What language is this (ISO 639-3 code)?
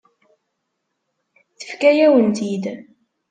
kab